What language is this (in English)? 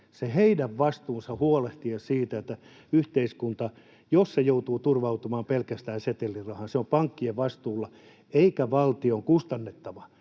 Finnish